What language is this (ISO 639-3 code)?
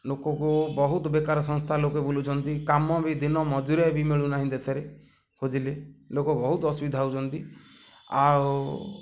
ori